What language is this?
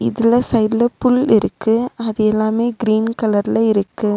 Tamil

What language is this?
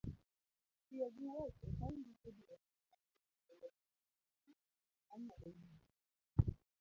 Luo (Kenya and Tanzania)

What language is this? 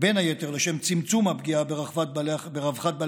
Hebrew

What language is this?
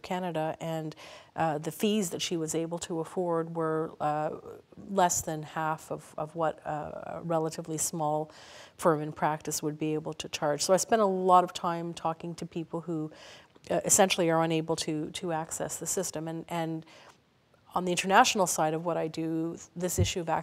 English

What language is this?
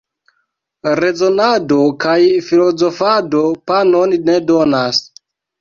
Esperanto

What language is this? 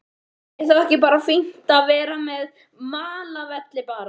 Icelandic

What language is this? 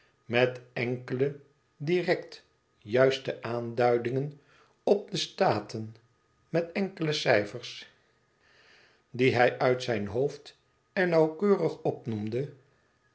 Dutch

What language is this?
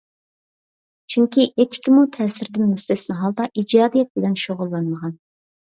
Uyghur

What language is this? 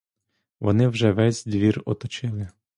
Ukrainian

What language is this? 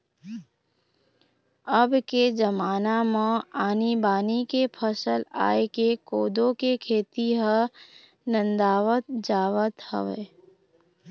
Chhattisgarhi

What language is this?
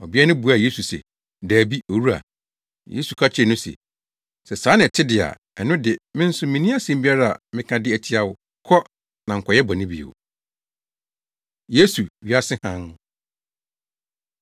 Akan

